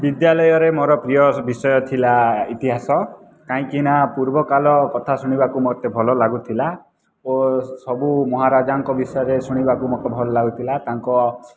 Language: Odia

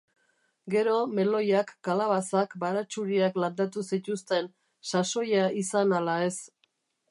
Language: Basque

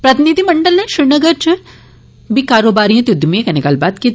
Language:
Dogri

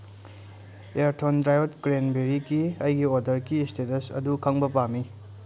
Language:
Manipuri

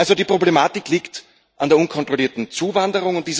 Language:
German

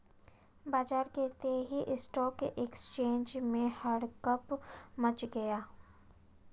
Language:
Hindi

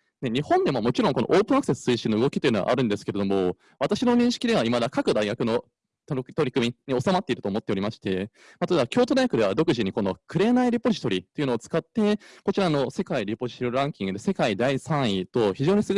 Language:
Japanese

